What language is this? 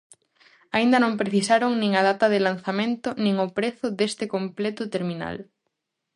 Galician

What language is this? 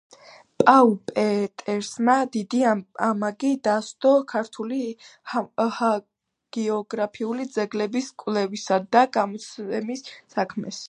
Georgian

